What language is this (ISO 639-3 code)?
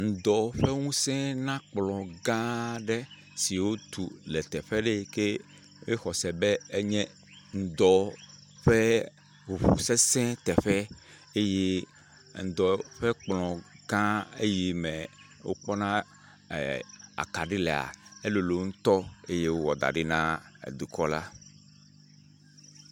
ewe